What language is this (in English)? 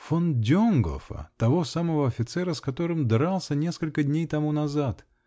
Russian